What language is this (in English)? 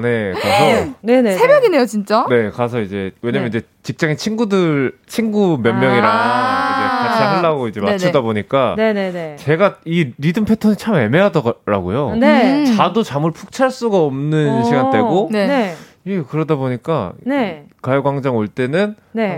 Korean